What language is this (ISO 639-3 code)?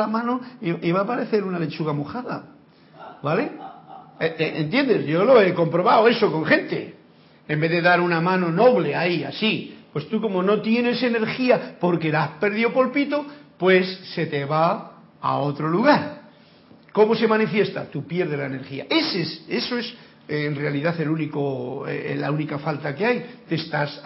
spa